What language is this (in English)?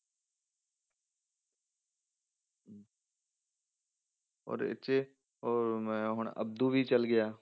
Punjabi